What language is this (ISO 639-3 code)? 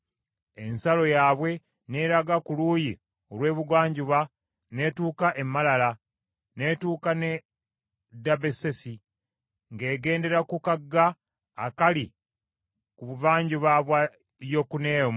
lug